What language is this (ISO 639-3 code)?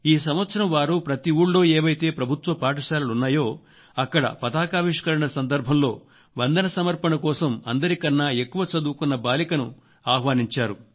tel